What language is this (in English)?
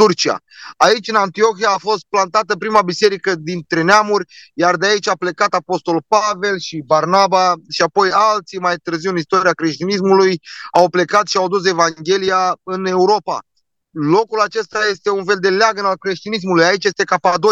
Romanian